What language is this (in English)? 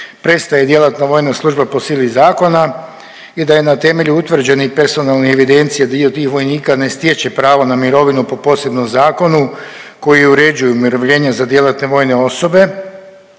Croatian